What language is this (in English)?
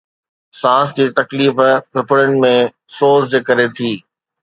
Sindhi